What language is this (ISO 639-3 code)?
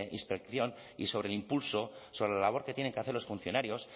spa